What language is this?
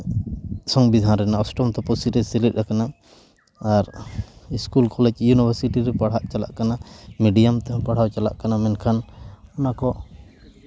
Santali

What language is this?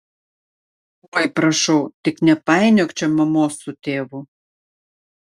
Lithuanian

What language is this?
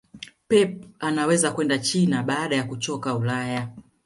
Swahili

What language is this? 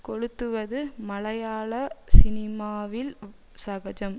Tamil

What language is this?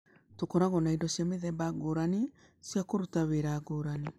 Kikuyu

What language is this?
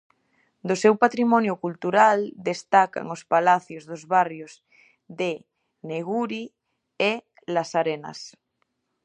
Galician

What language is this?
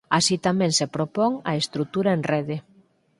Galician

